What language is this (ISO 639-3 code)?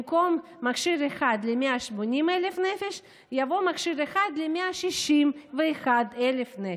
heb